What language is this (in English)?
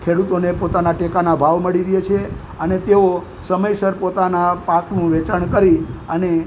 Gujarati